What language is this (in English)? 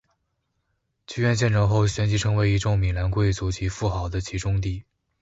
Chinese